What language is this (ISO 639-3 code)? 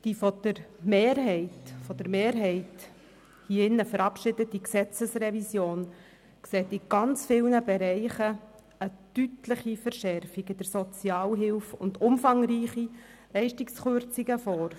gsw